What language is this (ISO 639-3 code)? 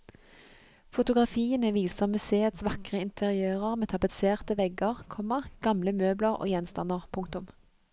nor